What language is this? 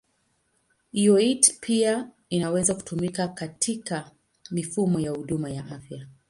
Swahili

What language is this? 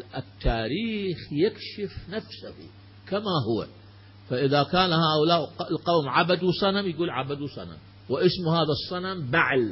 Arabic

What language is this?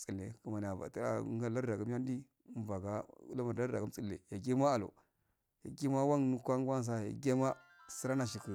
Afade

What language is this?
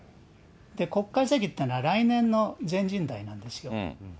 Japanese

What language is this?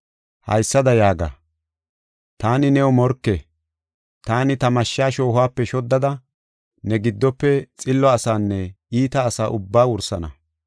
Gofa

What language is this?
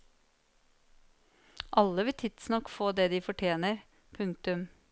Norwegian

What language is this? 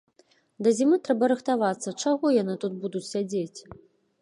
Belarusian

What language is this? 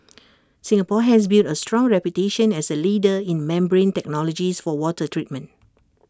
English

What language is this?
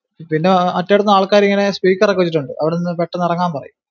Malayalam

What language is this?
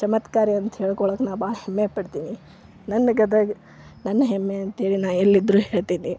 Kannada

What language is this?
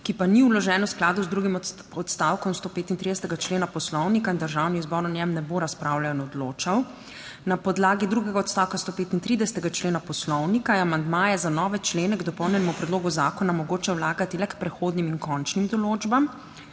Slovenian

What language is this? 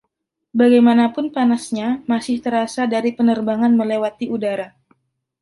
Indonesian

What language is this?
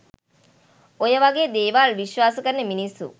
Sinhala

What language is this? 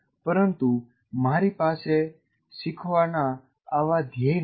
Gujarati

